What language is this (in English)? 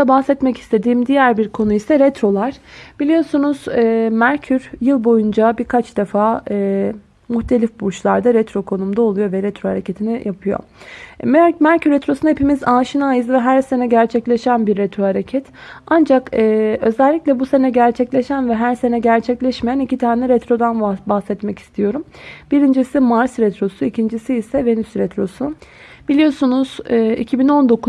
Turkish